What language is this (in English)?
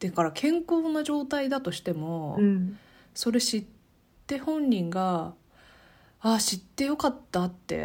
Japanese